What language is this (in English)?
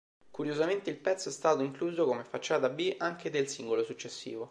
Italian